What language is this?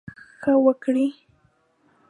Pashto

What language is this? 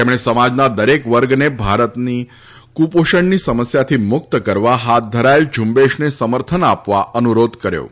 Gujarati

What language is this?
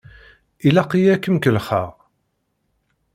Kabyle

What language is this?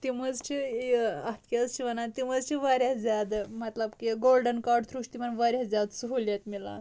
Kashmiri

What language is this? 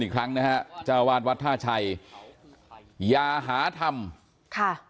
Thai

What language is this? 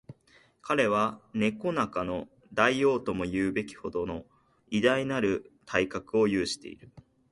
Japanese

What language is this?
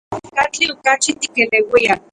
Central Puebla Nahuatl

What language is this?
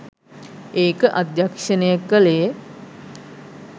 Sinhala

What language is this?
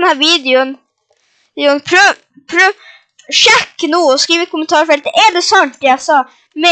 Norwegian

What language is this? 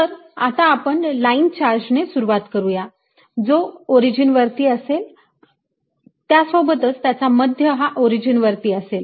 Marathi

